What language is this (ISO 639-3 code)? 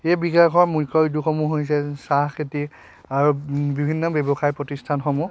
asm